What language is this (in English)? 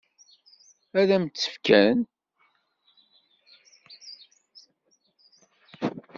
Kabyle